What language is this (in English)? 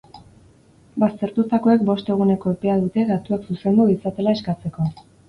Basque